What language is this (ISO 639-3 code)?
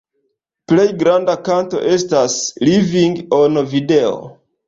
epo